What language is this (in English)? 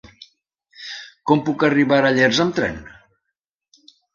Catalan